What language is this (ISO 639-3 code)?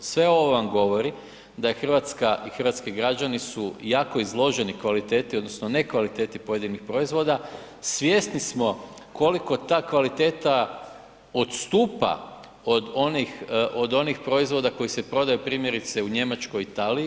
hrv